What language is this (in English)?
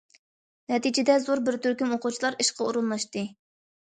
Uyghur